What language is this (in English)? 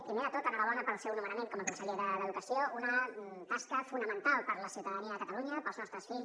Catalan